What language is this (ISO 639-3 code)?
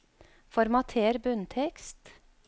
nor